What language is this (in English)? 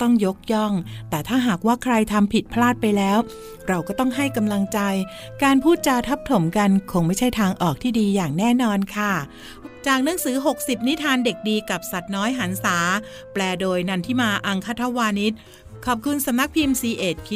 Thai